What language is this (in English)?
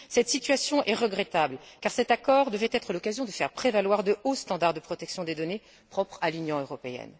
French